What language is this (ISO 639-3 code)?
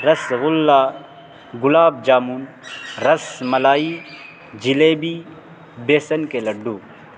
urd